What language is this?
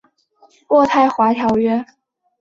Chinese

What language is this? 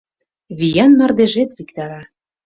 Mari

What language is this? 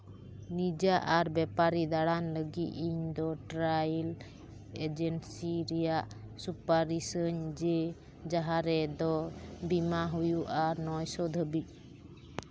Santali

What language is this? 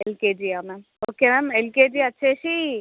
Telugu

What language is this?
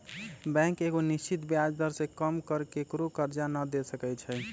Magahi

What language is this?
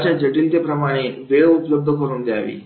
Marathi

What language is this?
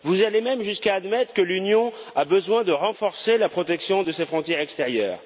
French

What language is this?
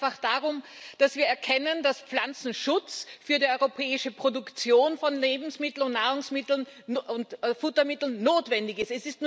German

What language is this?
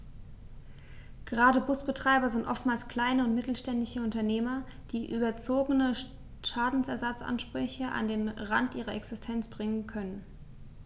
German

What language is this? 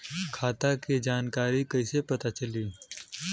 Bhojpuri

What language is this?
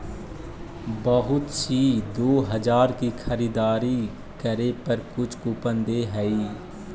Magahi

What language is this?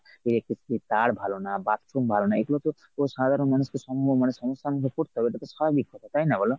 Bangla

